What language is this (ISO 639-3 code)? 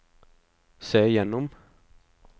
nor